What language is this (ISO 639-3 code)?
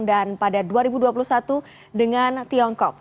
ind